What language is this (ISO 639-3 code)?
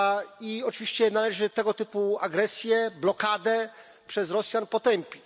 pol